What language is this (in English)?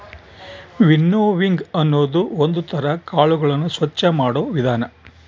Kannada